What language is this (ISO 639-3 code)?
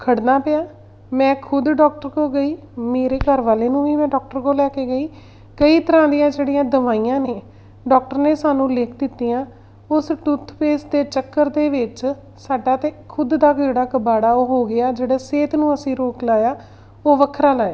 pan